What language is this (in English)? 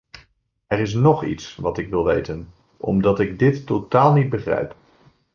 Dutch